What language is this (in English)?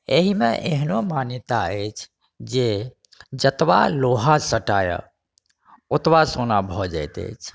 Maithili